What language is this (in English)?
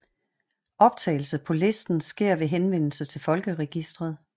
Danish